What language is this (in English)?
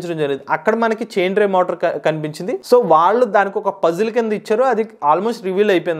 Telugu